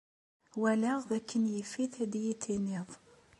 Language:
Kabyle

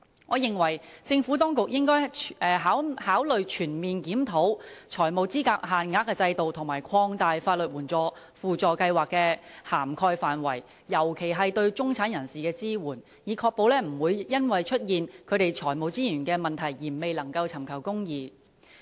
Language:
Cantonese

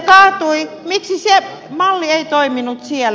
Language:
Finnish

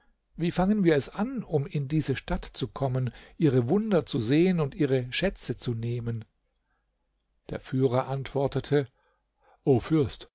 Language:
German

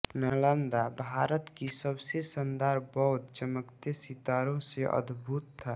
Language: Hindi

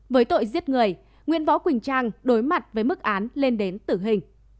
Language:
Vietnamese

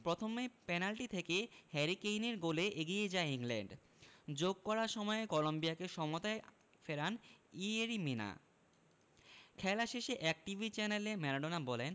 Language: Bangla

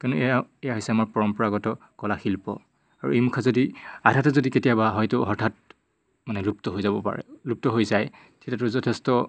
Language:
Assamese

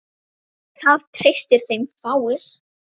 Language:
Icelandic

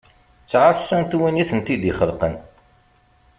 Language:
Kabyle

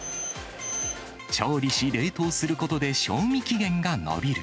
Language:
Japanese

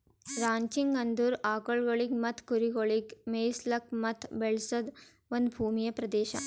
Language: Kannada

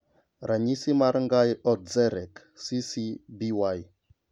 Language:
Luo (Kenya and Tanzania)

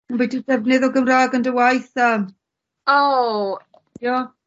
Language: Welsh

